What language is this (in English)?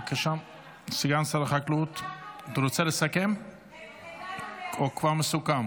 Hebrew